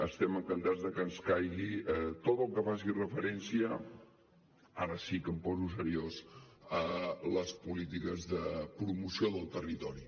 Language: Catalan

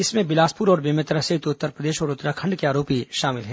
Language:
Hindi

